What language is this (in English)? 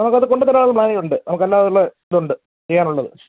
Malayalam